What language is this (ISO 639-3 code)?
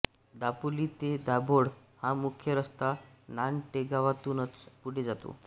mar